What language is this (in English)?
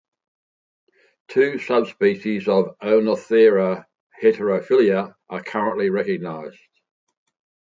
English